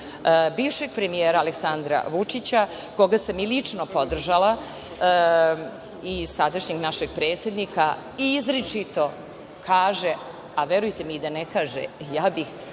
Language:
Serbian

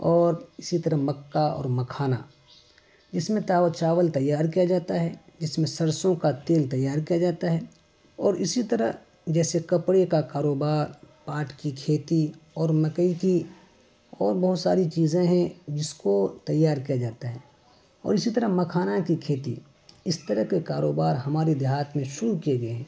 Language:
Urdu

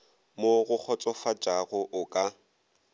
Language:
Northern Sotho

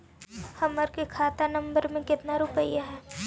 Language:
Magahi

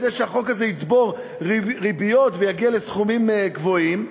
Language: Hebrew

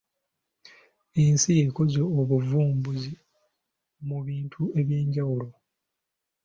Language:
Ganda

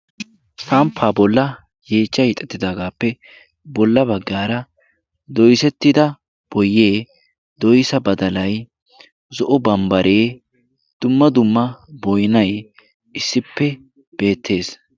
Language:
Wolaytta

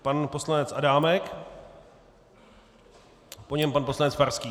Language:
Czech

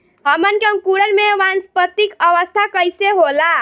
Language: Bhojpuri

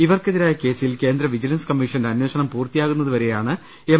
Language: Malayalam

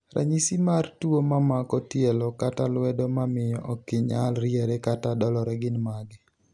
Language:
Luo (Kenya and Tanzania)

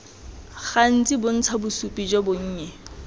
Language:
Tswana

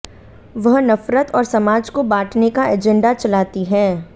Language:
Hindi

